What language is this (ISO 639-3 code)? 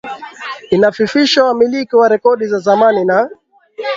swa